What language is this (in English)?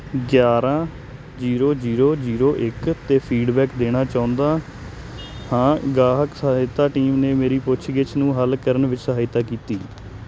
Punjabi